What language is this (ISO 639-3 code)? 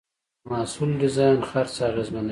pus